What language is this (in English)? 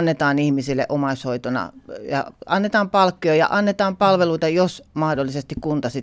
Finnish